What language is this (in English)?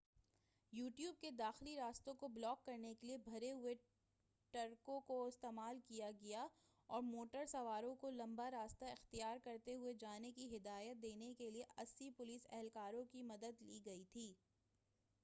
Urdu